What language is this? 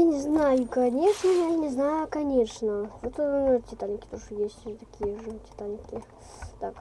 Russian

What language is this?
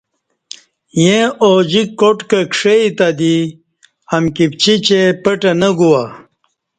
Kati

